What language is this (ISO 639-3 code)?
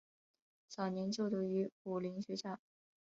zho